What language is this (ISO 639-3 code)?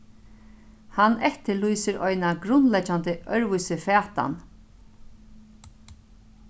fao